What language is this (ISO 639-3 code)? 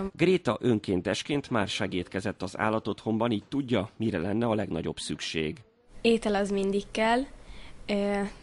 hun